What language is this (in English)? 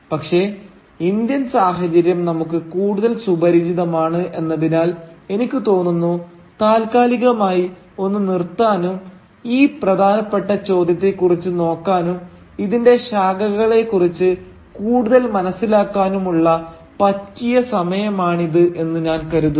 Malayalam